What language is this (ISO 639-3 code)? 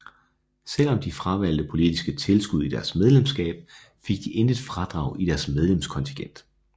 dan